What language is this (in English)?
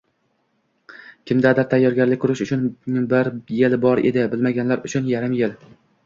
Uzbek